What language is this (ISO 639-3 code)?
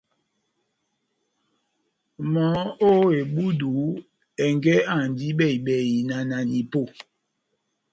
bnm